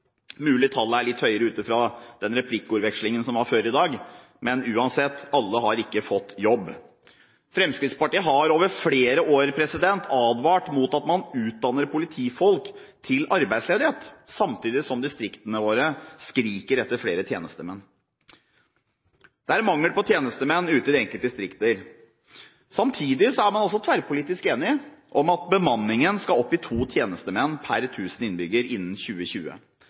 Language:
Norwegian Bokmål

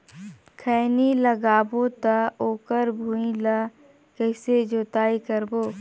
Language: Chhattisgarhi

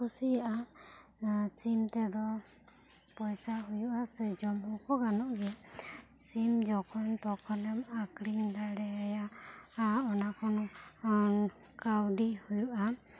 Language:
Santali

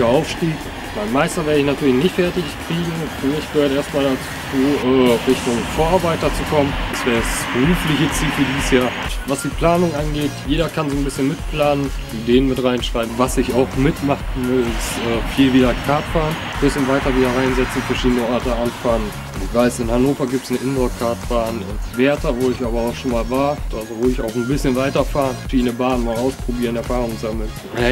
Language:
German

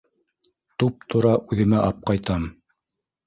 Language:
Bashkir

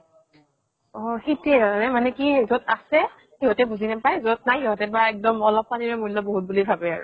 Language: Assamese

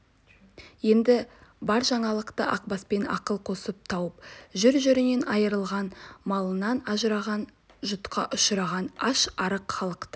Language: Kazakh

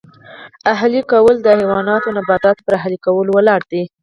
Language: Pashto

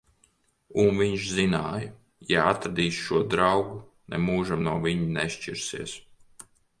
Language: Latvian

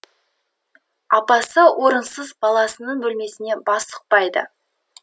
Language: Kazakh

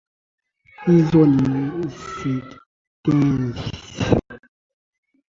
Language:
Swahili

